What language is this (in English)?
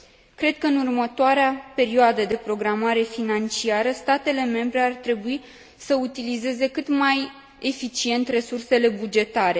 Romanian